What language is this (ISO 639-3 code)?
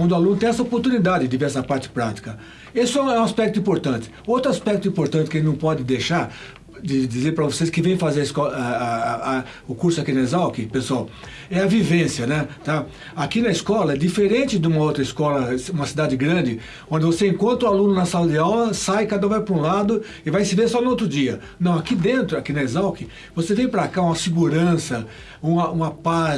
por